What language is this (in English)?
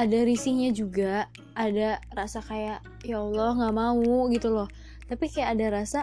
Indonesian